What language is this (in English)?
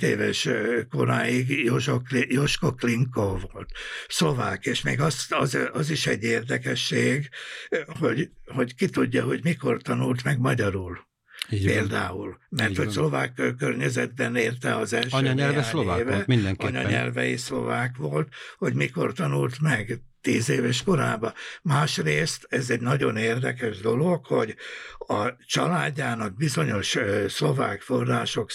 Hungarian